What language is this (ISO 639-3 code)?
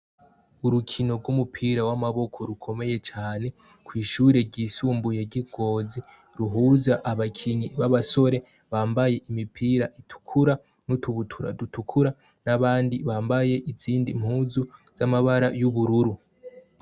run